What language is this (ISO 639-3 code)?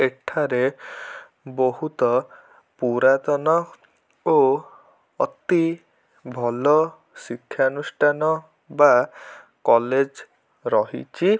ori